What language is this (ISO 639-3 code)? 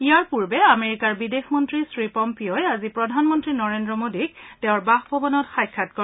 asm